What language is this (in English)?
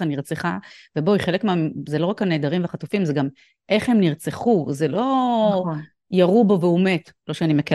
Hebrew